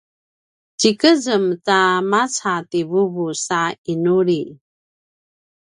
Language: Paiwan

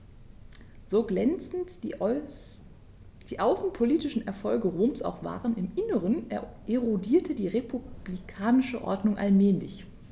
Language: German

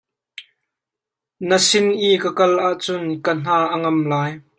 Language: Hakha Chin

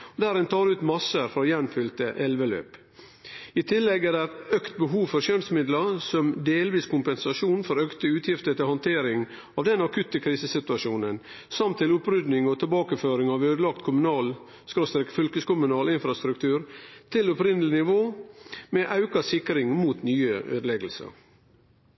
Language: Norwegian Nynorsk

